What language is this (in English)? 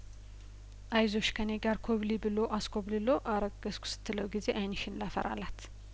Amharic